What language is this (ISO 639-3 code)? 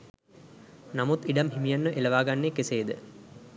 sin